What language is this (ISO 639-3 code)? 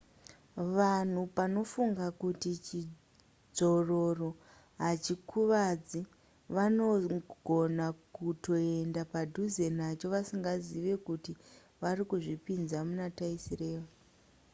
sna